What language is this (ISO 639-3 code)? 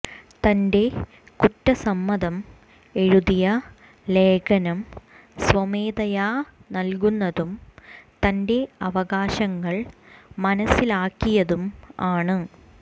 mal